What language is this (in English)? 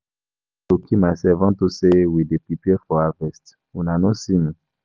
Nigerian Pidgin